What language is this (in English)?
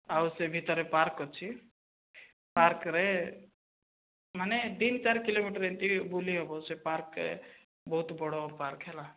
Odia